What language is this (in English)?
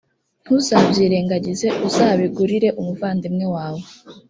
Kinyarwanda